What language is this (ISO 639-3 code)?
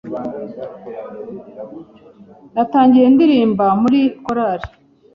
kin